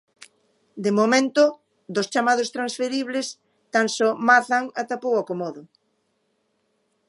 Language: Galician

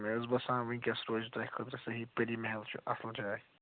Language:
Kashmiri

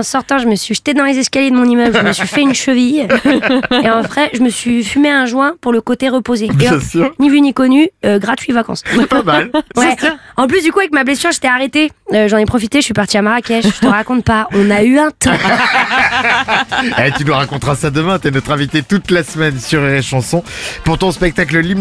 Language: French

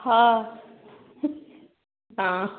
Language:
Maithili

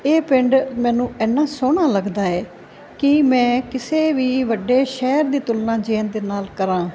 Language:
Punjabi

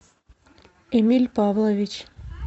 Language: Russian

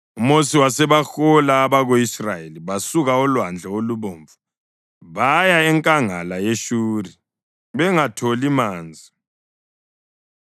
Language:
North Ndebele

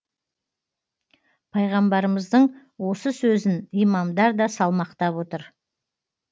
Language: Kazakh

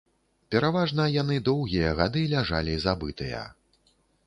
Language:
Belarusian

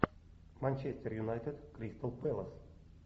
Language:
Russian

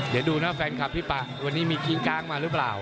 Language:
Thai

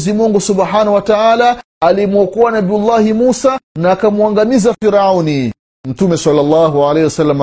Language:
Swahili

